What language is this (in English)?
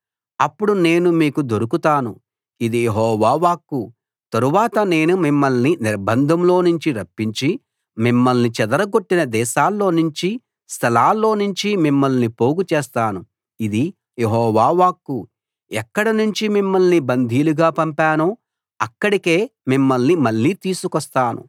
Telugu